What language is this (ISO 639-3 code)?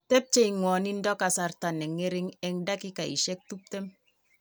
kln